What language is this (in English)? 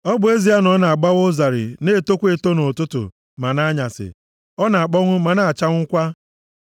Igbo